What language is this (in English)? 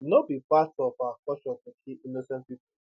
Nigerian Pidgin